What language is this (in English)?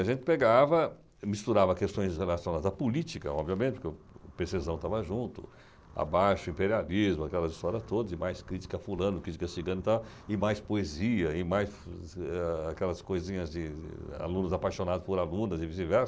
Portuguese